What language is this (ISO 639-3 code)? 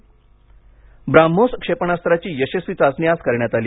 mar